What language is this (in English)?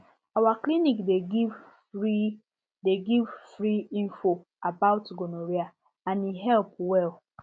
Nigerian Pidgin